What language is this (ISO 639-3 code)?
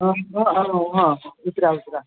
mar